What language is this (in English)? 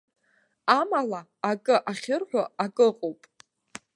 Abkhazian